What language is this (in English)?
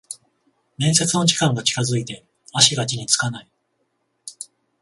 Japanese